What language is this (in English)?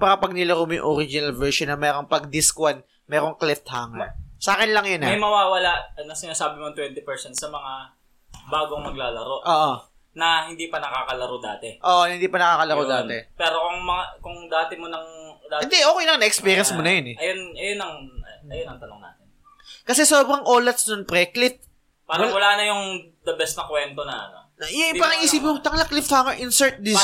Filipino